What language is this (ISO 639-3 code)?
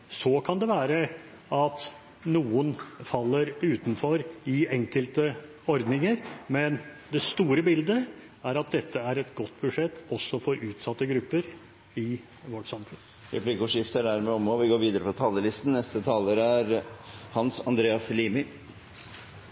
nor